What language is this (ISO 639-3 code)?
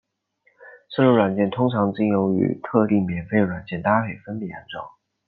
zho